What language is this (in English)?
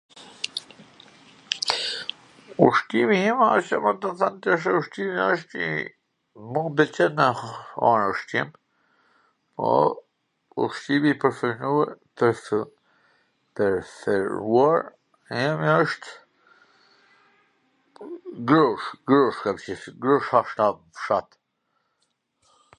Gheg Albanian